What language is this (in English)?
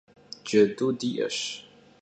Kabardian